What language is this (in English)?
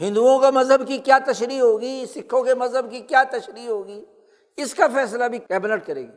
Urdu